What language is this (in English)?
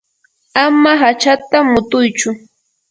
Yanahuanca Pasco Quechua